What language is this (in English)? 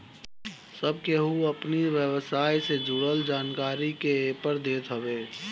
Bhojpuri